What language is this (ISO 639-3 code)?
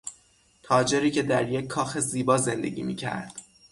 fas